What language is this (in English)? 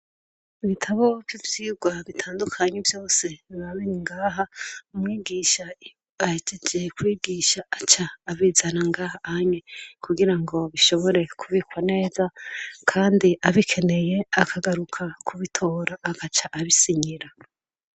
Rundi